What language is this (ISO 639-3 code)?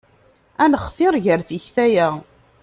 kab